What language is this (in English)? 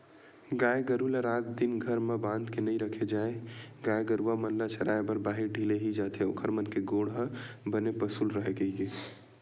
Chhattisgarhi